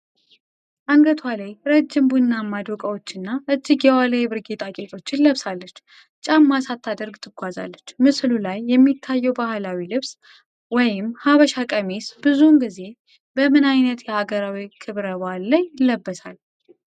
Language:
Amharic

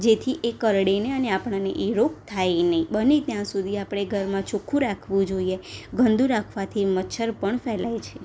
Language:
Gujarati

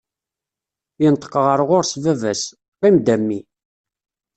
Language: Kabyle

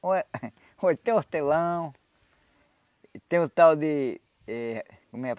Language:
Portuguese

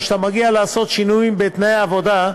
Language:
Hebrew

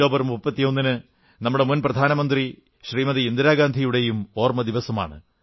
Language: Malayalam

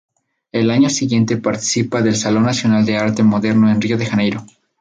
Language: Spanish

